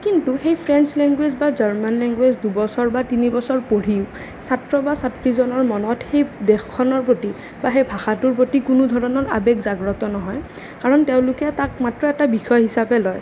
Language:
Assamese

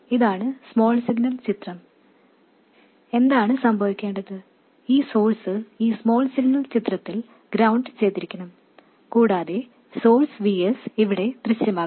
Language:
Malayalam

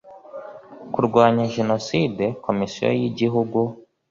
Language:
Kinyarwanda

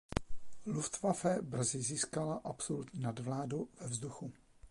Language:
Czech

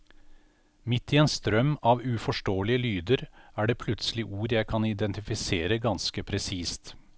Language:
Norwegian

